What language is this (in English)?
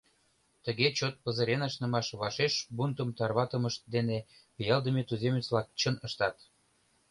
Mari